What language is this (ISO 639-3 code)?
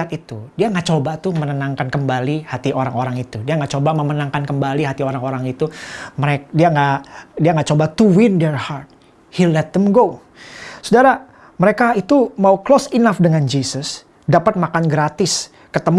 ind